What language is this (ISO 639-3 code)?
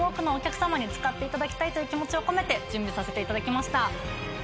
jpn